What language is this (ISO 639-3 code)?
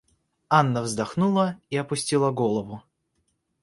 rus